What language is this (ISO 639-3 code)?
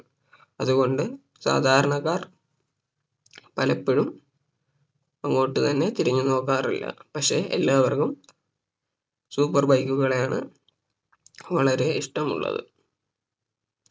mal